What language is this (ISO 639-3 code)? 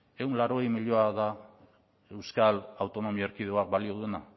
eus